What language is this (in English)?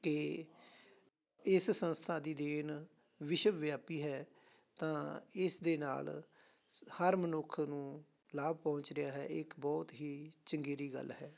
Punjabi